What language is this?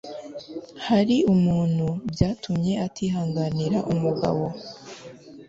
Kinyarwanda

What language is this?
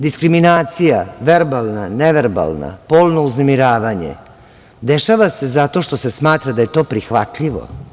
Serbian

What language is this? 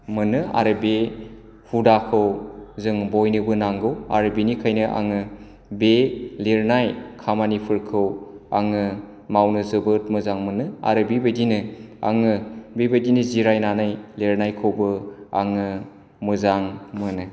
Bodo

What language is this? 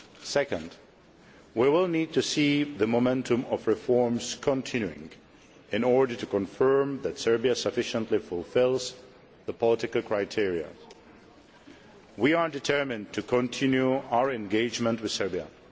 English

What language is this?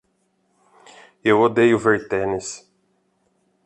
Portuguese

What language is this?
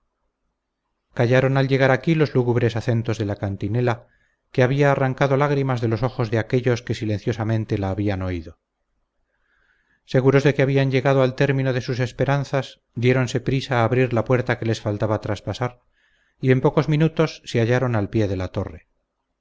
Spanish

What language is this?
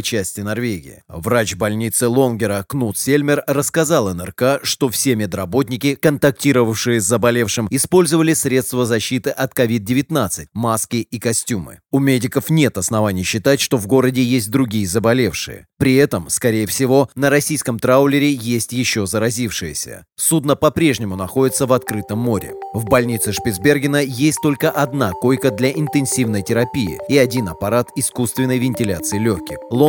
Russian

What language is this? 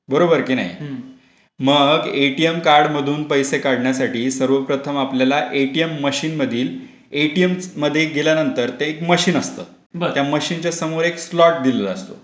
Marathi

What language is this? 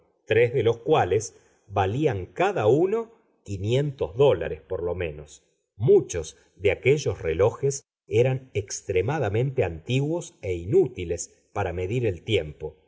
Spanish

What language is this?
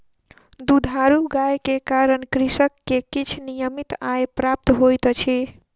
Maithili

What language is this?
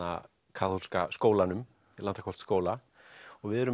Icelandic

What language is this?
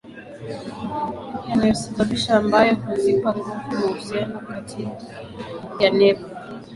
Swahili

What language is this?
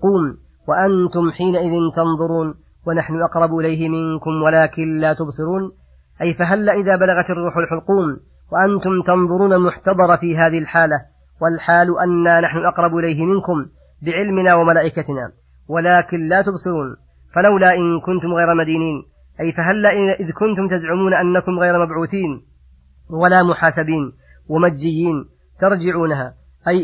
Arabic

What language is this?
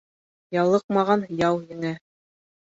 Bashkir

